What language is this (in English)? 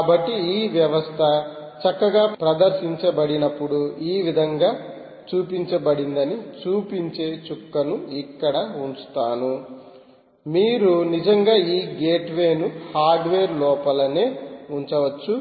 Telugu